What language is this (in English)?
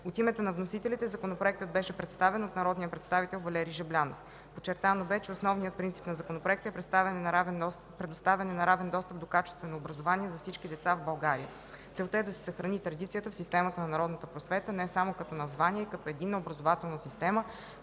Bulgarian